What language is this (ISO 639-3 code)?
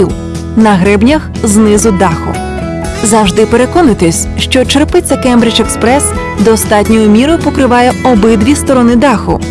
ukr